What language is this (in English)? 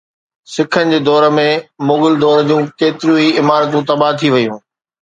Sindhi